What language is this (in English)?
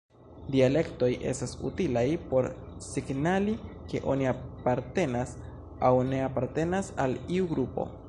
Esperanto